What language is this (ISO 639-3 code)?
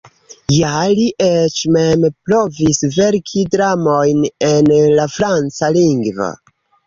epo